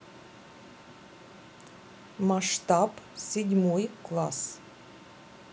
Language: Russian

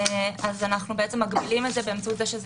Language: Hebrew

